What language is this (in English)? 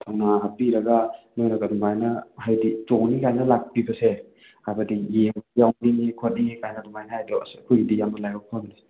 Manipuri